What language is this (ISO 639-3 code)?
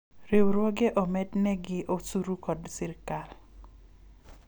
luo